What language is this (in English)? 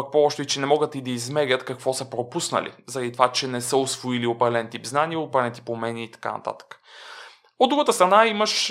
Bulgarian